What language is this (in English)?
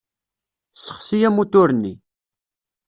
Kabyle